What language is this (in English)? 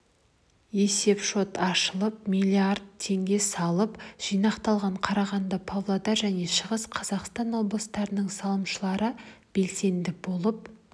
Kazakh